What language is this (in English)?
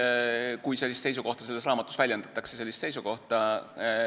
Estonian